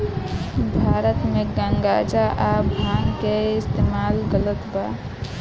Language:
Bhojpuri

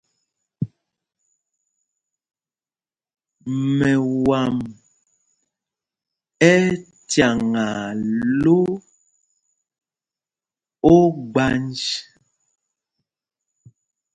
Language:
Mpumpong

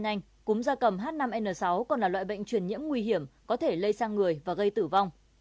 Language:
Vietnamese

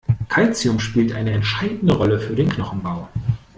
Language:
German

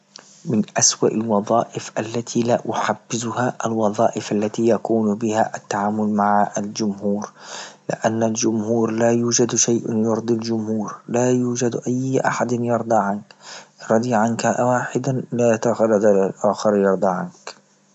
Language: Libyan Arabic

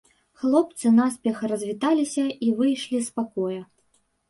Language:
Belarusian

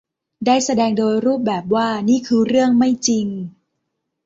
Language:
Thai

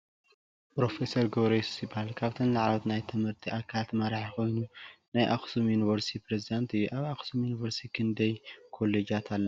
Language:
Tigrinya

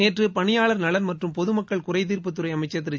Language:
Tamil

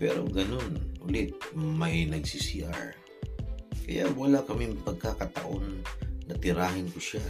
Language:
Filipino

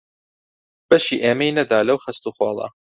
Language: Central Kurdish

